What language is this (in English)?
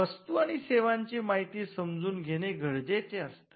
Marathi